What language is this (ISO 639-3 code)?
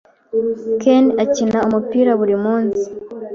kin